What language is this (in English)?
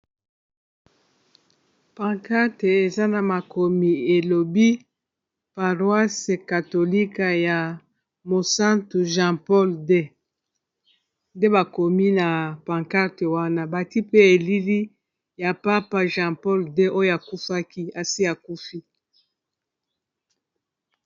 Lingala